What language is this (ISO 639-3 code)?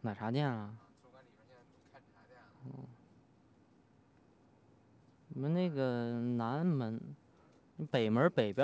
zho